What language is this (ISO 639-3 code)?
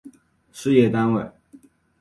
zho